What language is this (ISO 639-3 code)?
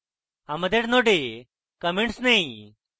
ben